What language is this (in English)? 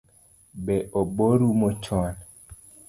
Luo (Kenya and Tanzania)